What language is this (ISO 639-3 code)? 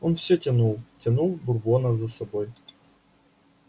rus